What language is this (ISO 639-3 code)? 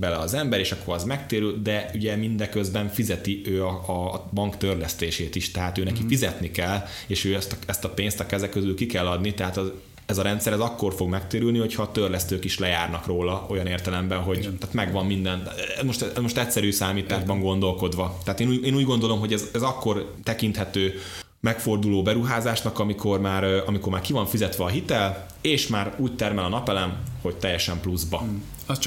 hun